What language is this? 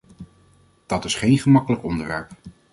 Dutch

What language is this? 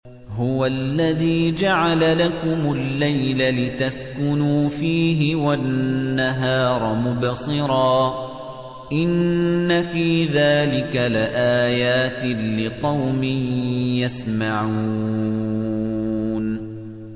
Arabic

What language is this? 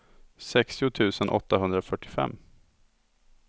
Swedish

